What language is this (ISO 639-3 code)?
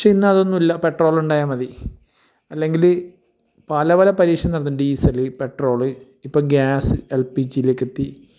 mal